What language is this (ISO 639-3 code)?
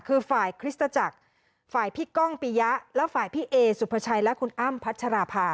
tha